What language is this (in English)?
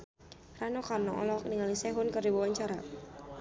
Sundanese